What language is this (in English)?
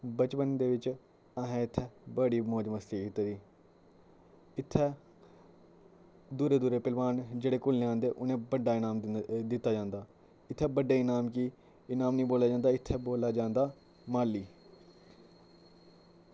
Dogri